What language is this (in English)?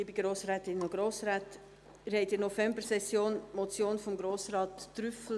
Swiss German